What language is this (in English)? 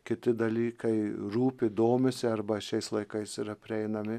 Lithuanian